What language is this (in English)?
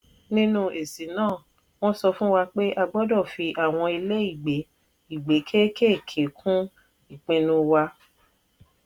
Yoruba